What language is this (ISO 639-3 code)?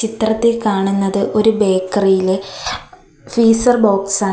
mal